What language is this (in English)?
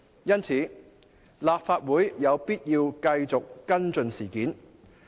Cantonese